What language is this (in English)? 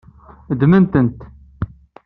Kabyle